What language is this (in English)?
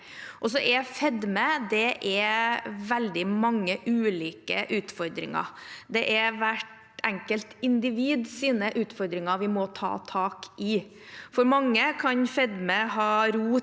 Norwegian